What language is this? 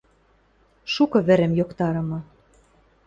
Western Mari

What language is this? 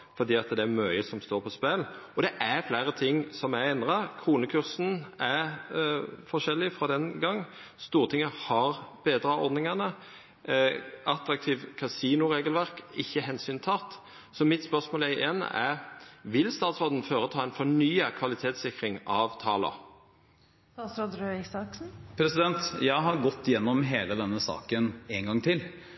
Norwegian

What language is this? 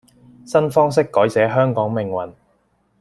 Cantonese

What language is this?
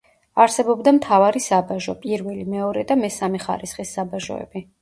Georgian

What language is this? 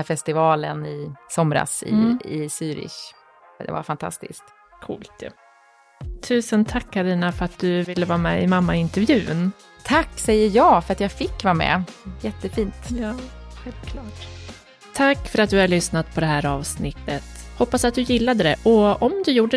Swedish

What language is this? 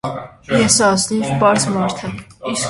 Armenian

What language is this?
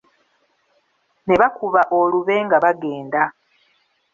Ganda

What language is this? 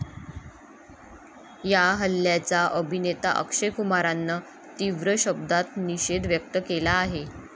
Marathi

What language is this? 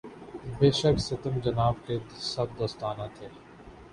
Urdu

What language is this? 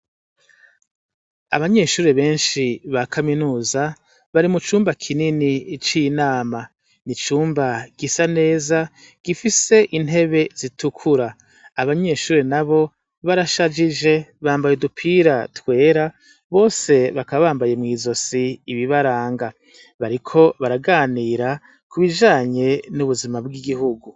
Rundi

